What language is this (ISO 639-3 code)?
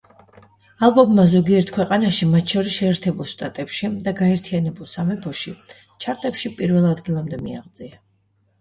kat